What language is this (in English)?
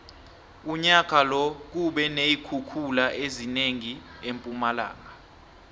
South Ndebele